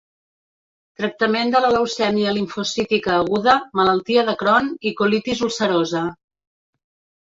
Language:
Catalan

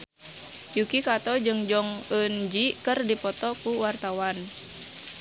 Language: Sundanese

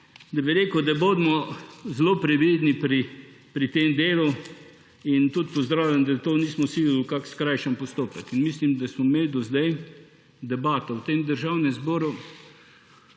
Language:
Slovenian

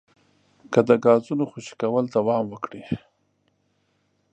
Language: Pashto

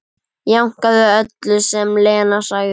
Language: Icelandic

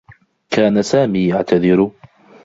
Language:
Arabic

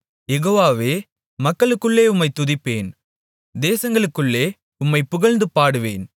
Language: Tamil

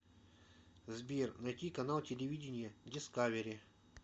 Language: Russian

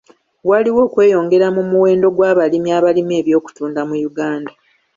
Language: Ganda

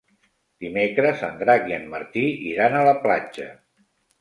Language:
Catalan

